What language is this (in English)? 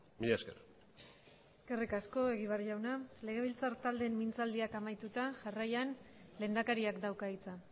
Basque